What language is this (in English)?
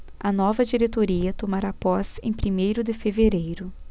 Portuguese